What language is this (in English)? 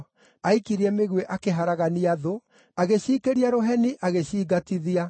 Kikuyu